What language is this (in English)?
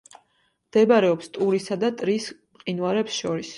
Georgian